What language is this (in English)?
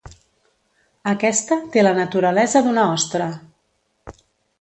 Catalan